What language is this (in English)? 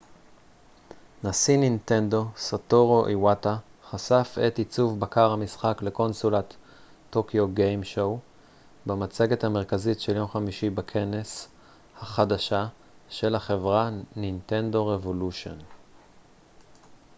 Hebrew